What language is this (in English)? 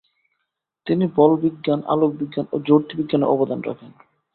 Bangla